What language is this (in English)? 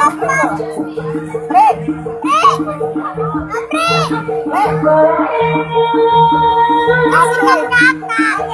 Spanish